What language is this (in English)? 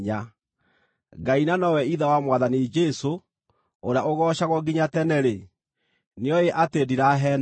Kikuyu